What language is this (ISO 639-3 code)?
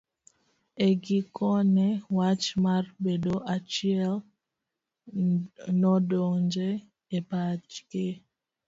luo